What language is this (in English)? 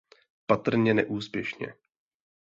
Czech